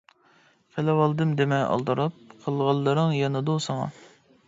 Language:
Uyghur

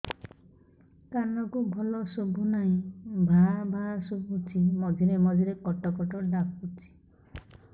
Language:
Odia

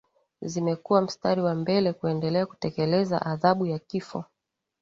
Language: Swahili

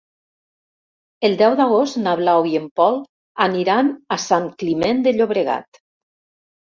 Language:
Catalan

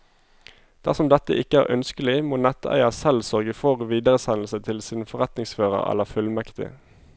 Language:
Norwegian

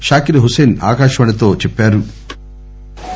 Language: Telugu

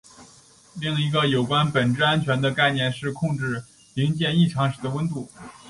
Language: Chinese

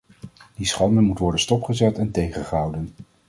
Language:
Dutch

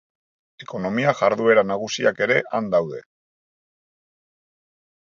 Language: Basque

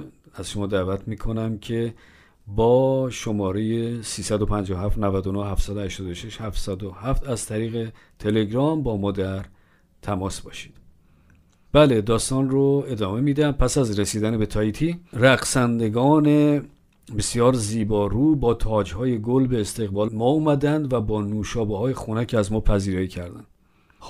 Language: Persian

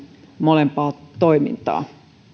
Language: Finnish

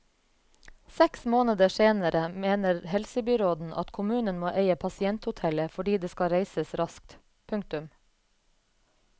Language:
Norwegian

